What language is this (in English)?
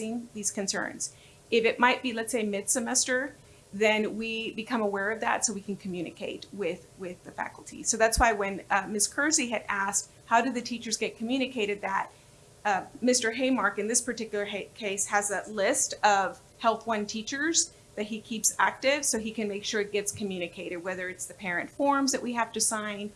English